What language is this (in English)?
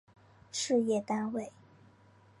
Chinese